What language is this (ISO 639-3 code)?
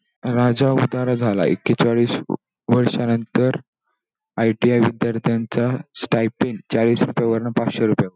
mar